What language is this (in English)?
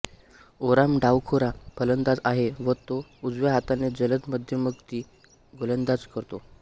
Marathi